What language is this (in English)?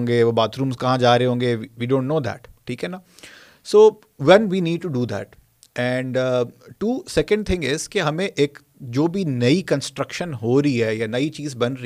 Urdu